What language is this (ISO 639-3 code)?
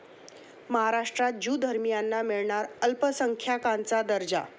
mar